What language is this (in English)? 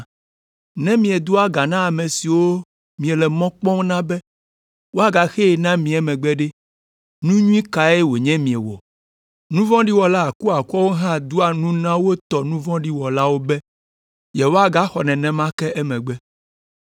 Ewe